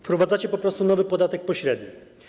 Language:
Polish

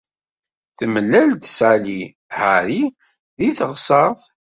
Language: Kabyle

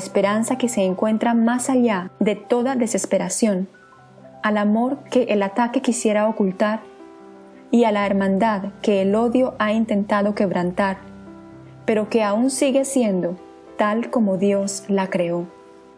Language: Spanish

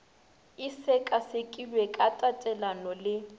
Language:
Northern Sotho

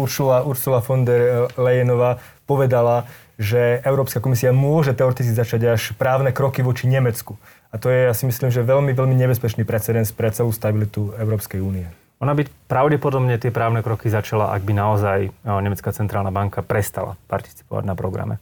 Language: Slovak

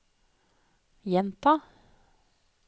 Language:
Norwegian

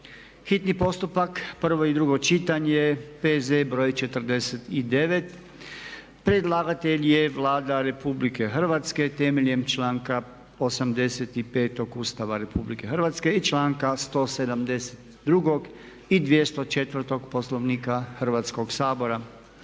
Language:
Croatian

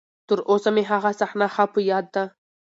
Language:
Pashto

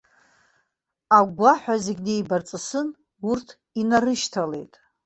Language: Abkhazian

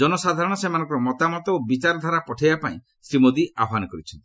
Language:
Odia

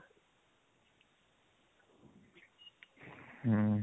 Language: Odia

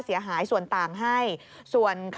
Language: Thai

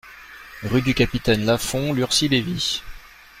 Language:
French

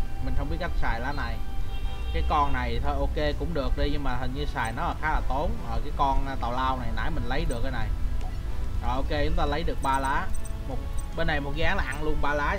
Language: Vietnamese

